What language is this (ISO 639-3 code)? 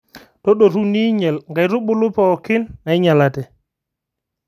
mas